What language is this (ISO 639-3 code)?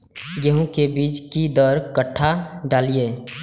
mai